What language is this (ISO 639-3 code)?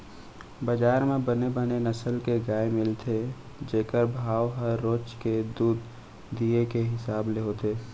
hne